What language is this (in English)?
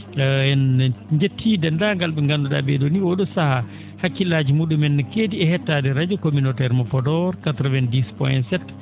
Fula